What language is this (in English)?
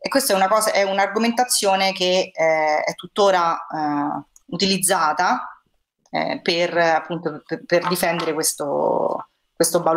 Italian